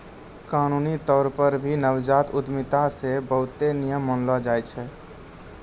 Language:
Maithili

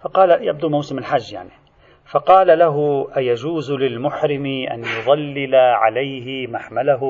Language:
Arabic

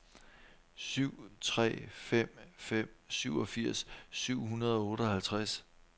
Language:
Danish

